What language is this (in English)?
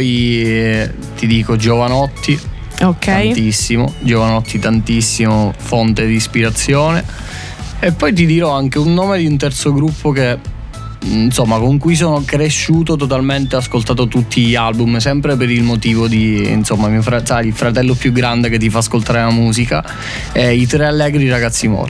Italian